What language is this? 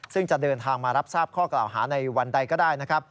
Thai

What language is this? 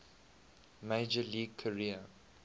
English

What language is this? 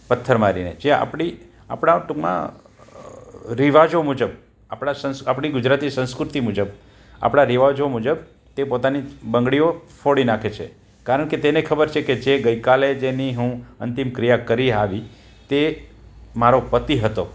Gujarati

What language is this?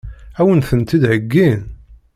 Kabyle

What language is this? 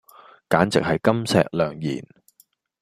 Cantonese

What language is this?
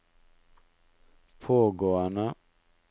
Norwegian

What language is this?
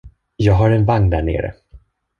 Swedish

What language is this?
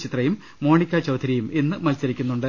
Malayalam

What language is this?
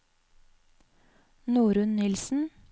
Norwegian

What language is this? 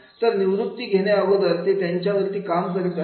Marathi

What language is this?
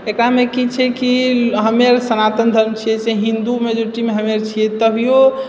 Maithili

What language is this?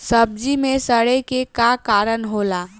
Bhojpuri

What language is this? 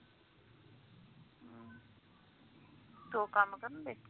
Punjabi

